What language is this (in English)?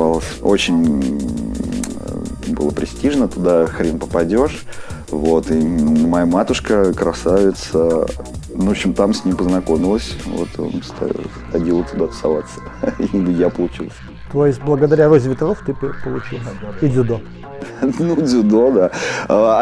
Russian